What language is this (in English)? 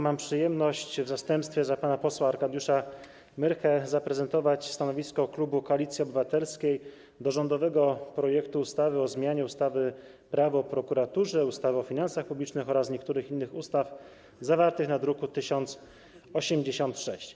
Polish